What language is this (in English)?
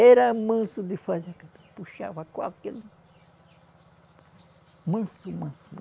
Portuguese